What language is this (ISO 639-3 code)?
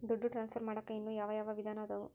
kan